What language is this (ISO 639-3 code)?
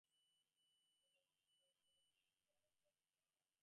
ben